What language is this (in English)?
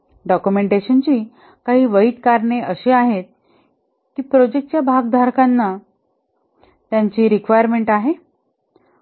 Marathi